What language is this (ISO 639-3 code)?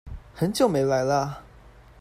zho